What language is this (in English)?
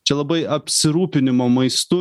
Lithuanian